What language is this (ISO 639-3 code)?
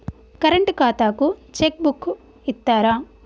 tel